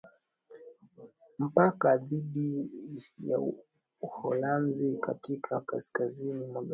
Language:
Swahili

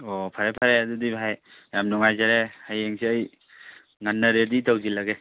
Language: Manipuri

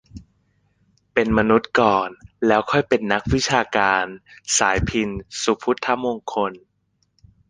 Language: Thai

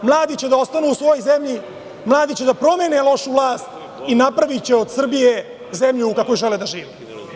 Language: Serbian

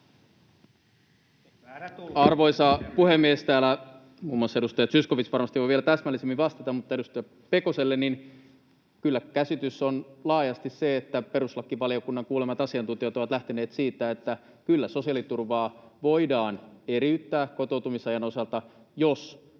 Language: Finnish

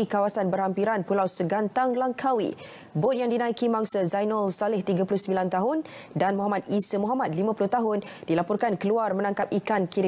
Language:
Malay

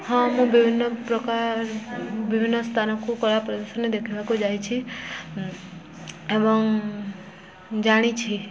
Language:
Odia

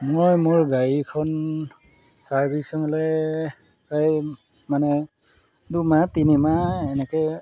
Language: Assamese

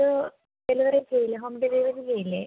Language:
Malayalam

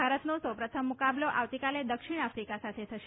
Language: Gujarati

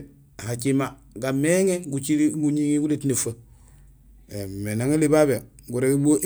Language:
Gusilay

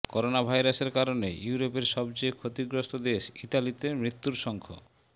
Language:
Bangla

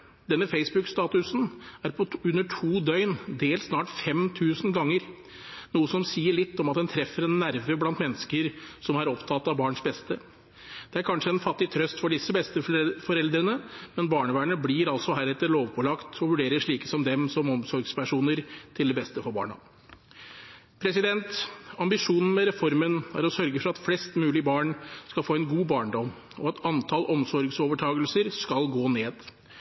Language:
Norwegian Bokmål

